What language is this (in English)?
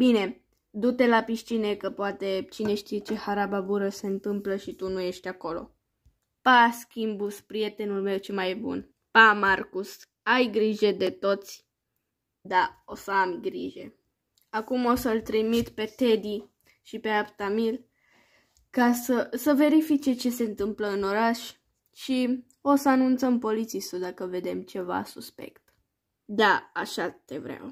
Romanian